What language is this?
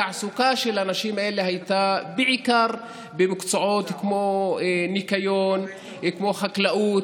Hebrew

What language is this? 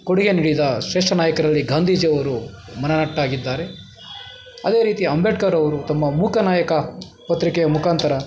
Kannada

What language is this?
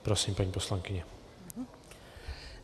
Czech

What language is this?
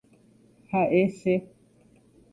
Guarani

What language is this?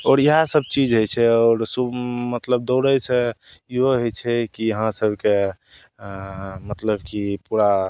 Maithili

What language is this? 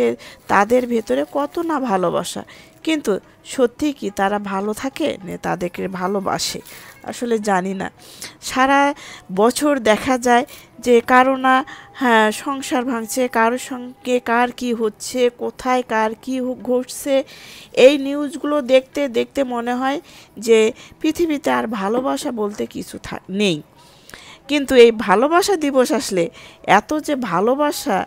Arabic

